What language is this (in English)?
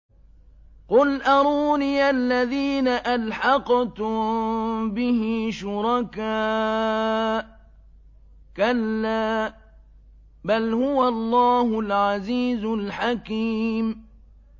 Arabic